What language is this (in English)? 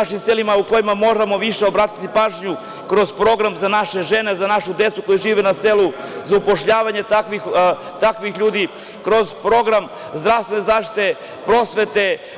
Serbian